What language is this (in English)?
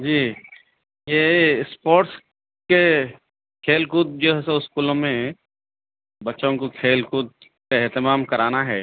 Urdu